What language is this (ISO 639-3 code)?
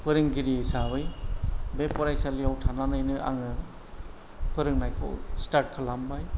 brx